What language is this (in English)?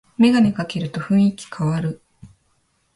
Japanese